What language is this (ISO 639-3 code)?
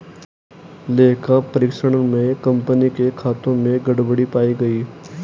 hin